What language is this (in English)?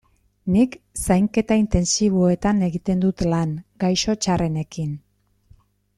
Basque